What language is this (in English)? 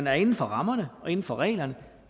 Danish